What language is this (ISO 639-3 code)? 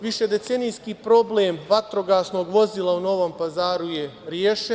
srp